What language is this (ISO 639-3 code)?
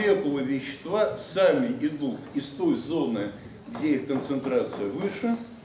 rus